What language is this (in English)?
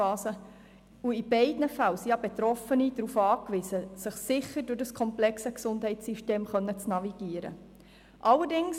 Swiss German